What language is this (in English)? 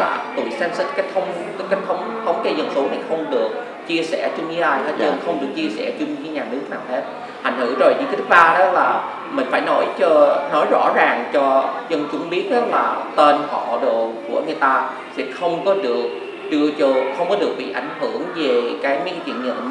Vietnamese